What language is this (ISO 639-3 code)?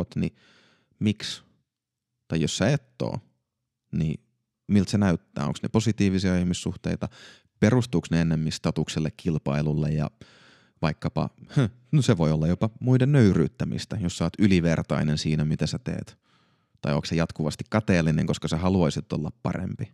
fin